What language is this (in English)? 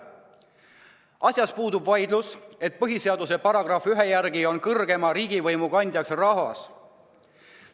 Estonian